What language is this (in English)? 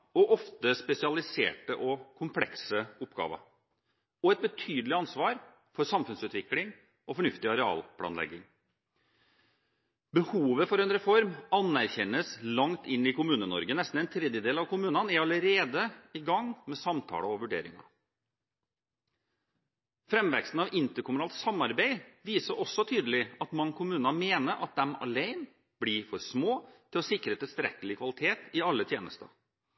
Norwegian Bokmål